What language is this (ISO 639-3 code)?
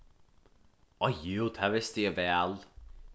fao